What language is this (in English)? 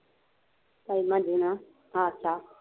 Punjabi